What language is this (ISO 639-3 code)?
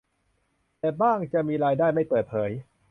tha